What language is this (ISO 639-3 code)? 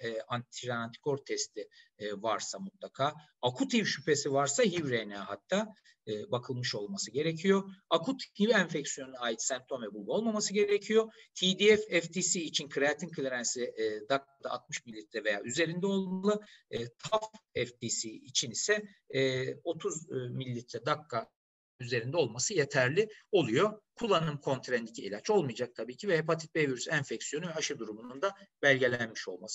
tur